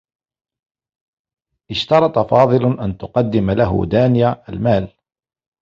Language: Arabic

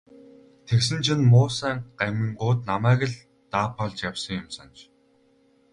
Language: Mongolian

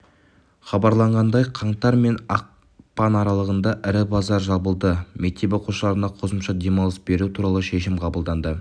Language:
Kazakh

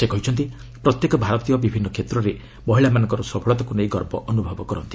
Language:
Odia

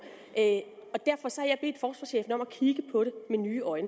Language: Danish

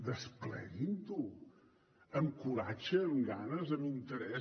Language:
Catalan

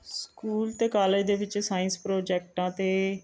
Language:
Punjabi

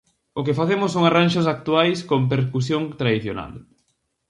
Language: Galician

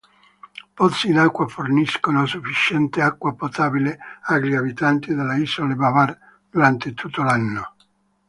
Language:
Italian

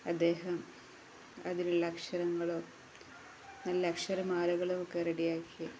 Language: Malayalam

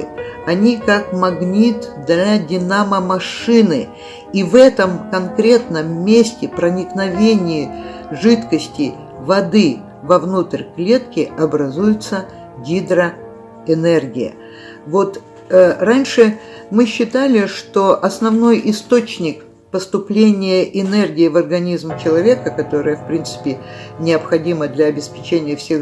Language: Russian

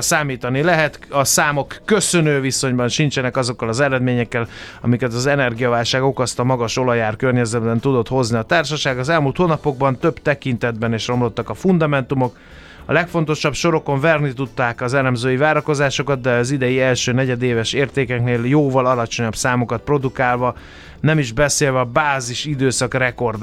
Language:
Hungarian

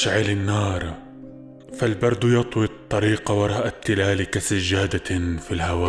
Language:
Arabic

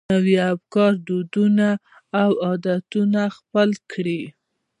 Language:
Pashto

